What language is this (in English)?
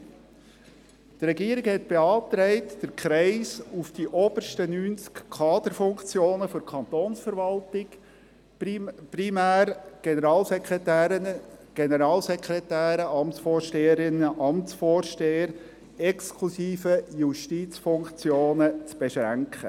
Swiss German